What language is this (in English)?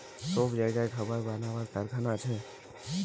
Bangla